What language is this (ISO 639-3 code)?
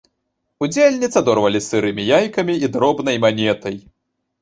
bel